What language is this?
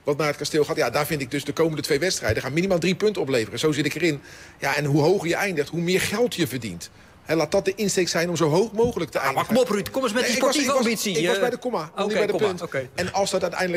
Dutch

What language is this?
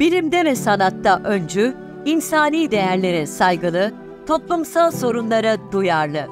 Turkish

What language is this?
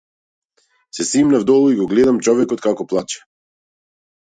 Macedonian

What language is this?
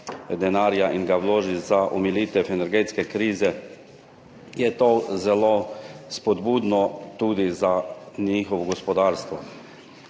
Slovenian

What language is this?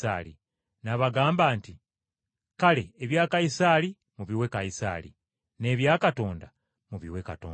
Ganda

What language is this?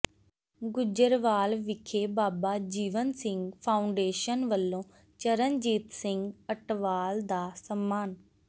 Punjabi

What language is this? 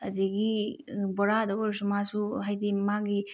Manipuri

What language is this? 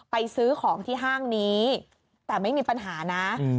Thai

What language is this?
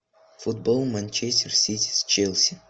Russian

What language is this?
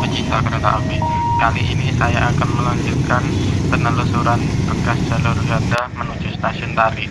Indonesian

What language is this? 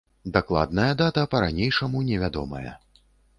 Belarusian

